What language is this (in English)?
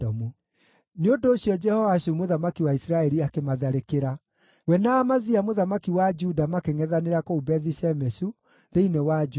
Kikuyu